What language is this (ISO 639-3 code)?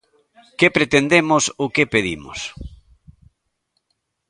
glg